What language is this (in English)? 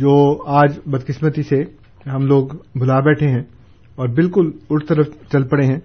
Urdu